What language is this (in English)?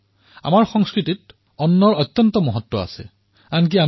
Assamese